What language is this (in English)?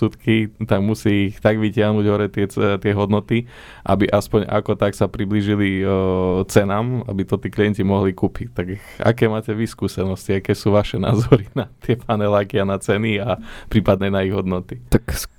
Slovak